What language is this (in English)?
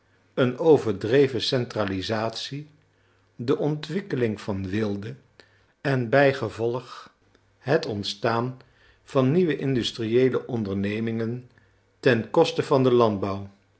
Dutch